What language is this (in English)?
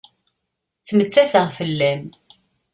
Kabyle